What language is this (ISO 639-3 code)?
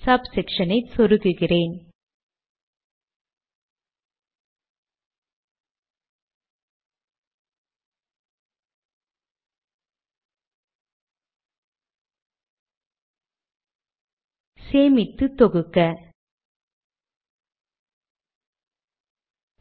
tam